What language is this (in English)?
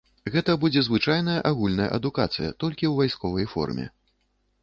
Belarusian